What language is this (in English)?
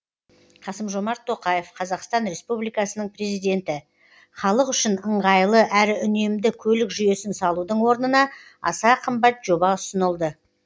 Kazakh